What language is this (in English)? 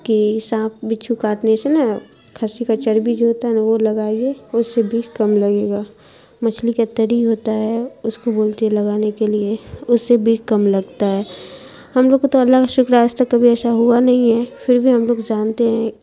Urdu